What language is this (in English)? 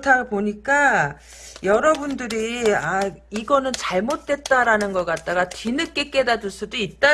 Korean